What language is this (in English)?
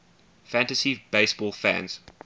English